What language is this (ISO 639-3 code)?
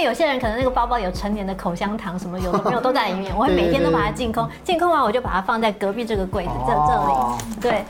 zho